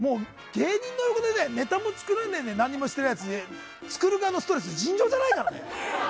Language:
Japanese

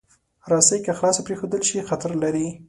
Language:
Pashto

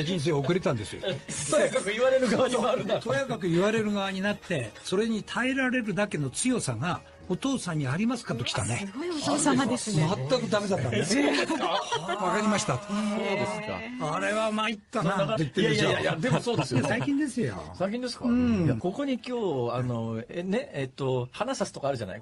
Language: Japanese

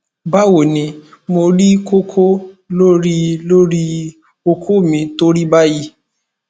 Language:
Yoruba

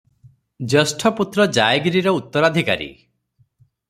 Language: Odia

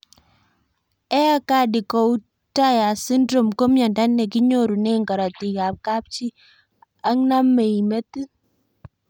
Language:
Kalenjin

